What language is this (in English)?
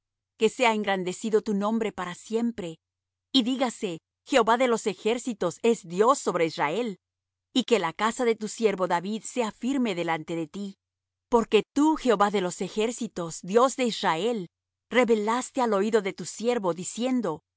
Spanish